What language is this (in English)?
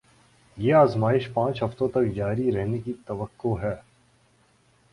Urdu